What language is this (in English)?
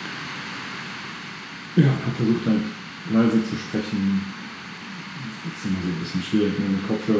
German